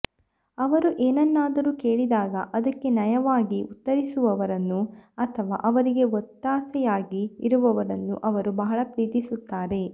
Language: Kannada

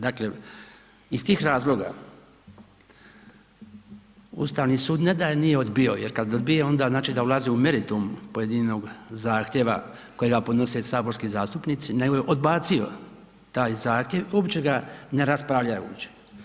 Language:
Croatian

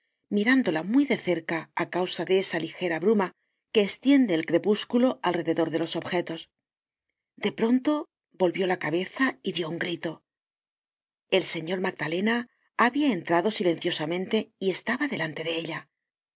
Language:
Spanish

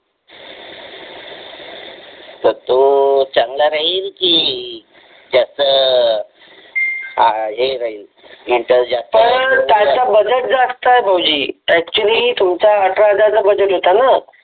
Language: Marathi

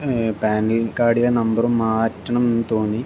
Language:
Malayalam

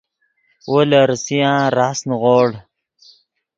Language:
Yidgha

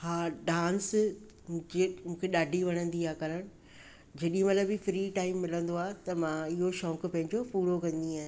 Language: Sindhi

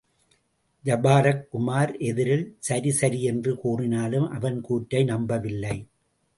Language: Tamil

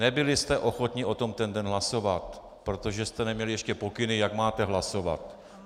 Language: Czech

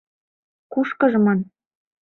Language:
Mari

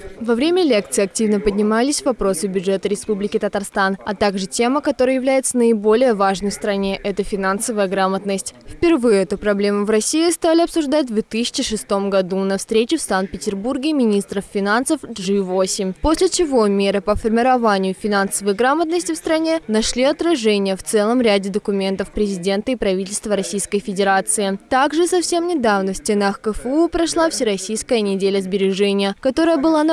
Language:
Russian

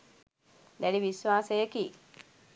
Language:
Sinhala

